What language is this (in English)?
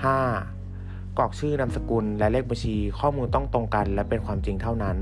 Thai